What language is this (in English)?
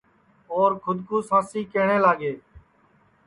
Sansi